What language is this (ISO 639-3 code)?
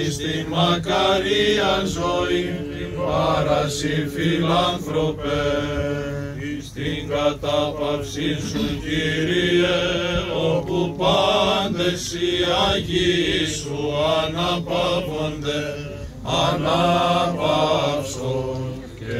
ell